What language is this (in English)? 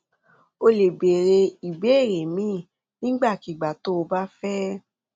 Yoruba